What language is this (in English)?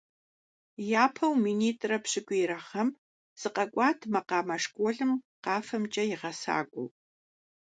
Kabardian